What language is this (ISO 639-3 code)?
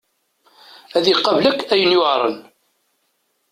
kab